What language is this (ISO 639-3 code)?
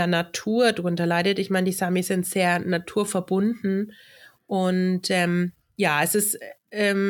deu